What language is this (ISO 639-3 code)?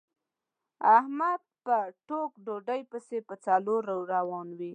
pus